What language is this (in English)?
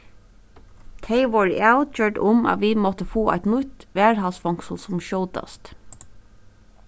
Faroese